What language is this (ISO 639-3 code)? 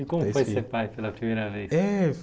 por